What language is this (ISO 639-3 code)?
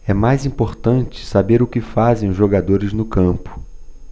por